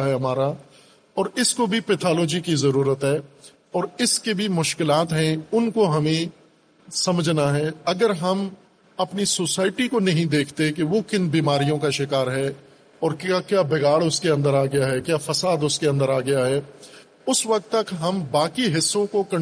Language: Urdu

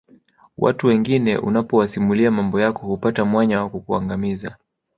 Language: Swahili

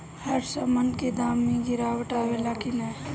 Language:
Bhojpuri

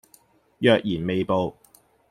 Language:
Cantonese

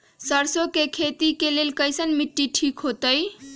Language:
Magahi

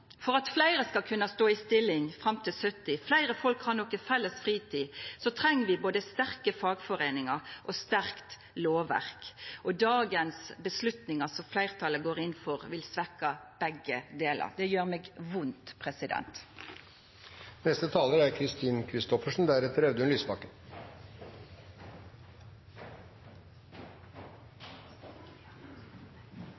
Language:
Norwegian Nynorsk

